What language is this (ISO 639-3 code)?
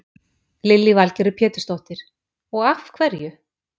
isl